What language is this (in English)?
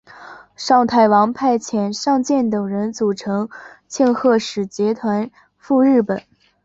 Chinese